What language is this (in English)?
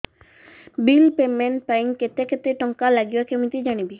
Odia